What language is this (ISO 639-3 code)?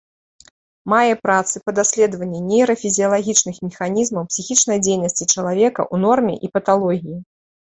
bel